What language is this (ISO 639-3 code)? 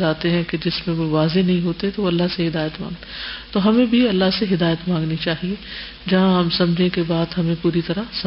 urd